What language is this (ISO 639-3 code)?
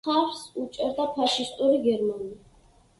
kat